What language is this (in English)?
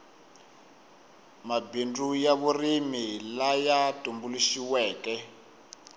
Tsonga